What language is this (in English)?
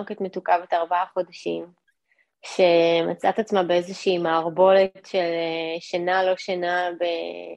Hebrew